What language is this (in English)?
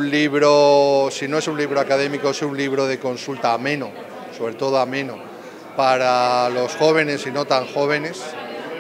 Spanish